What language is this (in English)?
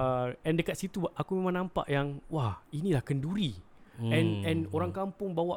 Malay